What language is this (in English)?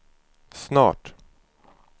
Swedish